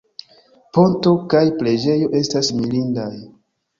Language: Esperanto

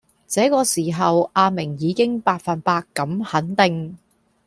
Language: Cantonese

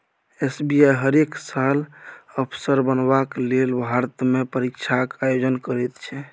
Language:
Maithili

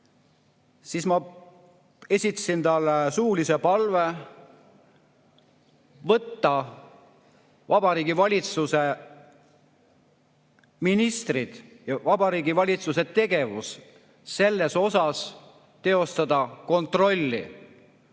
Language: Estonian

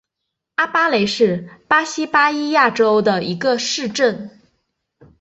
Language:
Chinese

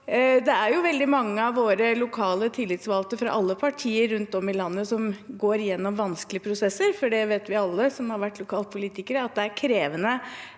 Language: Norwegian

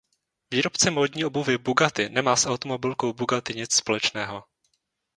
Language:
Czech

